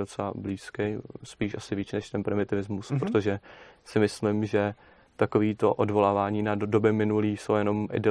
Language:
Czech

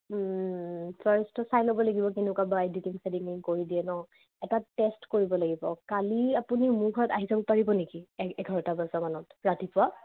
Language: Assamese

